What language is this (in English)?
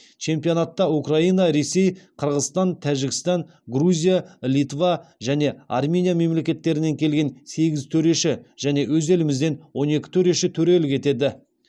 Kazakh